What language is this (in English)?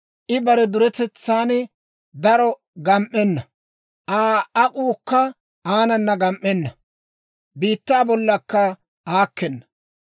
Dawro